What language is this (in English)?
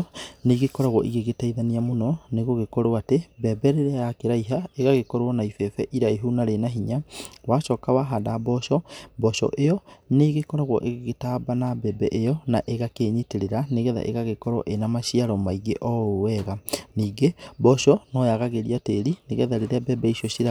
Kikuyu